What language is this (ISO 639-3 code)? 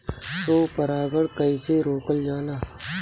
bho